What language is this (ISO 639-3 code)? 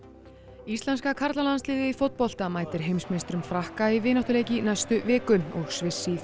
isl